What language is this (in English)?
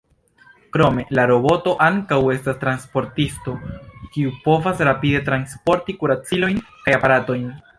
Esperanto